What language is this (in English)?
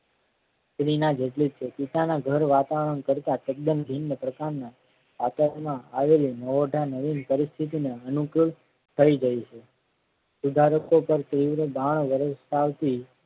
Gujarati